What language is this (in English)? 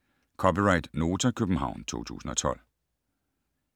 Danish